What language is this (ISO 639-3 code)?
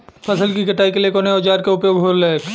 bho